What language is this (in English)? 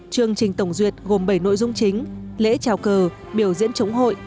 Vietnamese